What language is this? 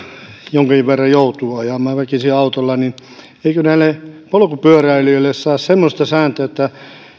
Finnish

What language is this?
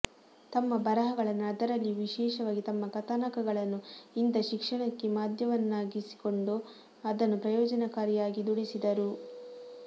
Kannada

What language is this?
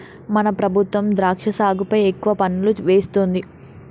Telugu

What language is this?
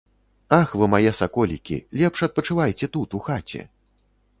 Belarusian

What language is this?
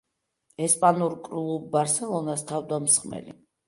Georgian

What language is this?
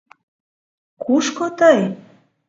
Mari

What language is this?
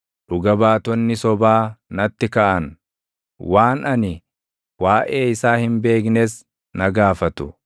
Oromo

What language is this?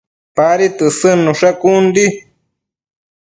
Matsés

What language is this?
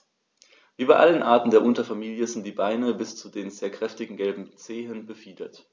German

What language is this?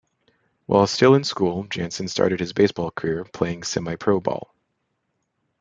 English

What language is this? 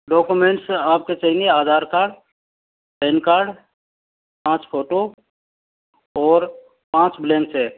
Hindi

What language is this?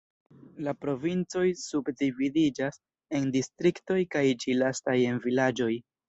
Esperanto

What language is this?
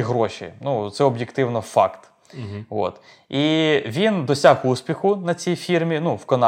Ukrainian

